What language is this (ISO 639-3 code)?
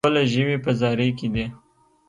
pus